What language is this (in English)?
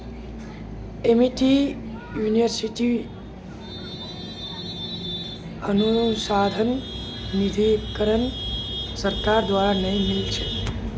Magahi